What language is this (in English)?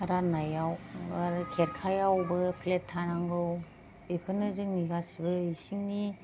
Bodo